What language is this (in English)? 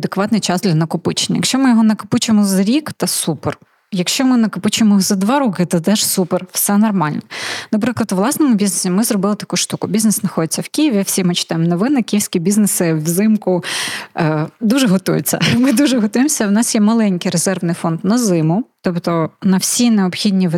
Ukrainian